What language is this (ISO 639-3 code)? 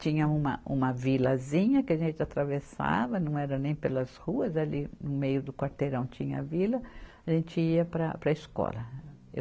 por